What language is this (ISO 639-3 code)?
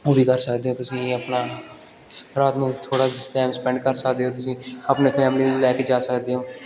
pan